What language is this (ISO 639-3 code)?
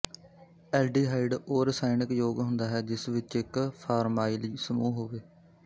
pan